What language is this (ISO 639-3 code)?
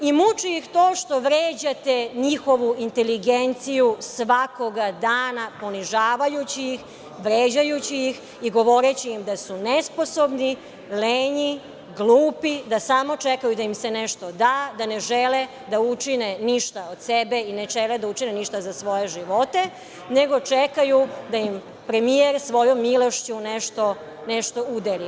srp